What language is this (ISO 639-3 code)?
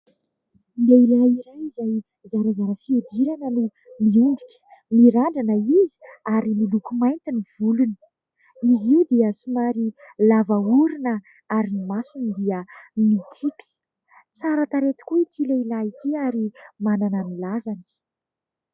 mlg